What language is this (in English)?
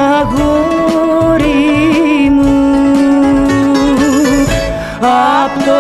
Greek